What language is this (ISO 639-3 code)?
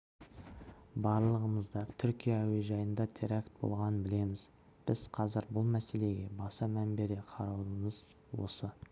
kaz